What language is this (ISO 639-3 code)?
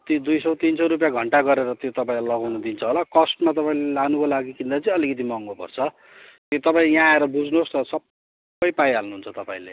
nep